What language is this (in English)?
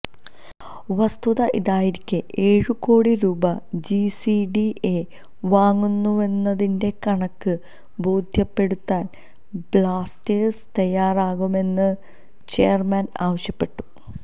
Malayalam